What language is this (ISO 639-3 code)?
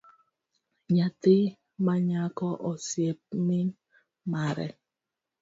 luo